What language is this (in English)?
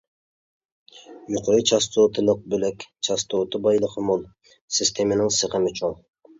Uyghur